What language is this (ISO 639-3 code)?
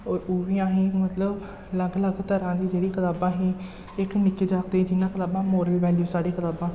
doi